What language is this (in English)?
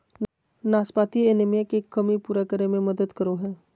Magahi